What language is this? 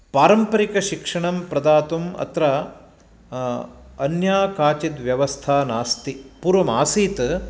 Sanskrit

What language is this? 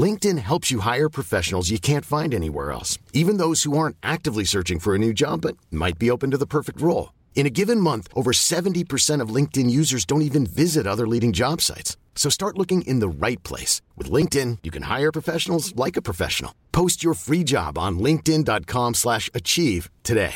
Persian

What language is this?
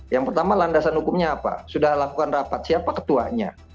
Indonesian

